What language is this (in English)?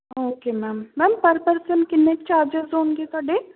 Punjabi